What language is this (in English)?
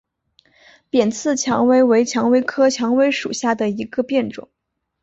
Chinese